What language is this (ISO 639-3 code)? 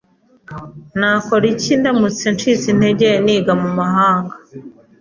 kin